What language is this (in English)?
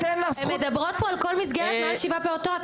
Hebrew